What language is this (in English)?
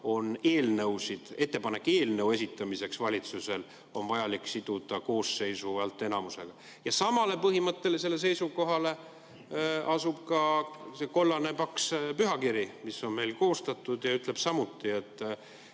Estonian